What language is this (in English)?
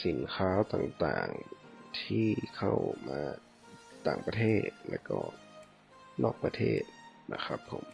Thai